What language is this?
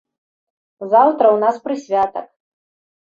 Belarusian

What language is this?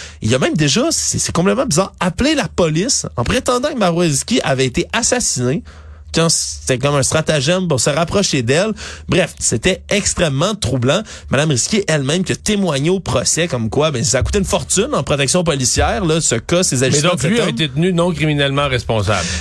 French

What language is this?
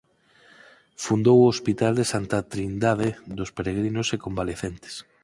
Galician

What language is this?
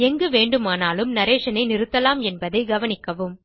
Tamil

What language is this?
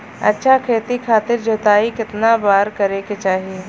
Bhojpuri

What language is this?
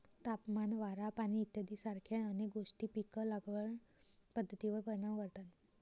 Marathi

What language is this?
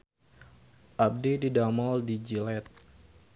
Sundanese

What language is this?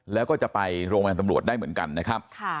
Thai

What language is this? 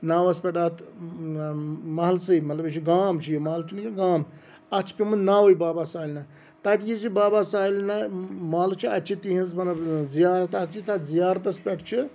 Kashmiri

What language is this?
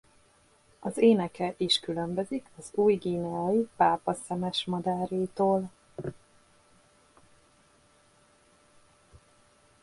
Hungarian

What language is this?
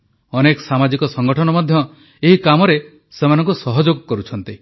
Odia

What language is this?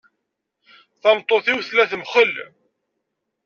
Kabyle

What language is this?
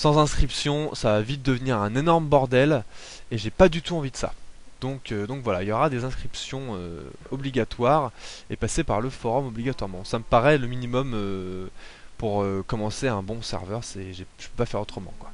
French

